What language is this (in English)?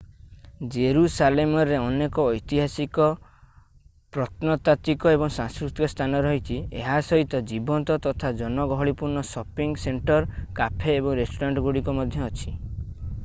Odia